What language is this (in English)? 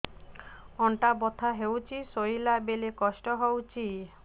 Odia